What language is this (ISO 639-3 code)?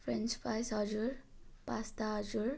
nep